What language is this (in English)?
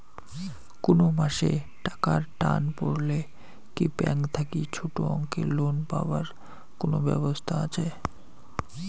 Bangla